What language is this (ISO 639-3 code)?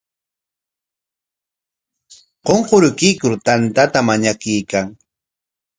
qwa